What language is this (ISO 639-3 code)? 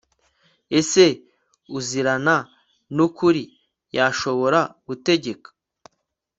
kin